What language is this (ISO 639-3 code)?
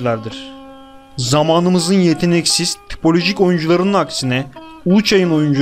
tur